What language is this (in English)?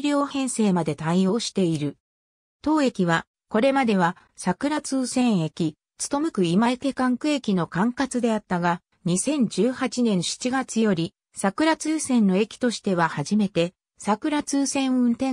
Japanese